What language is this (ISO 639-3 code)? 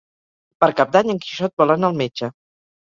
cat